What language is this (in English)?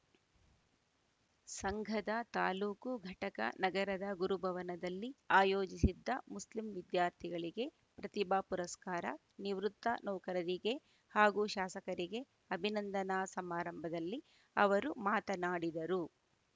Kannada